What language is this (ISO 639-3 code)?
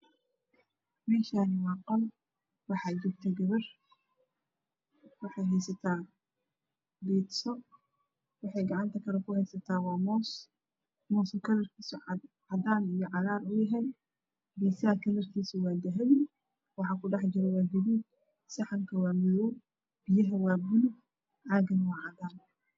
som